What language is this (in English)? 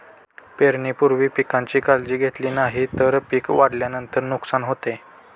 Marathi